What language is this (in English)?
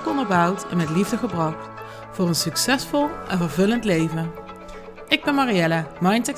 Dutch